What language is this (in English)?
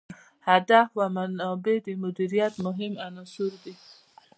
Pashto